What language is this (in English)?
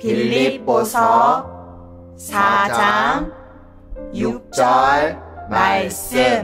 Korean